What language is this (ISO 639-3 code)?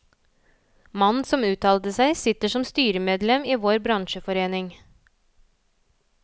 nor